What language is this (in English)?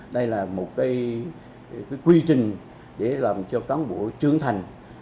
Vietnamese